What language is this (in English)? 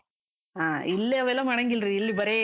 Kannada